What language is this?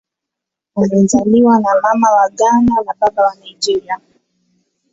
Swahili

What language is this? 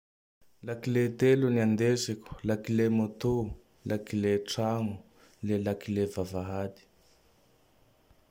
Tandroy-Mahafaly Malagasy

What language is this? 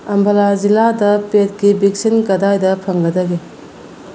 Manipuri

